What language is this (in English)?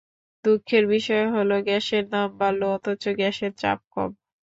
Bangla